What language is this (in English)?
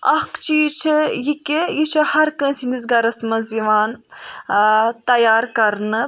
Kashmiri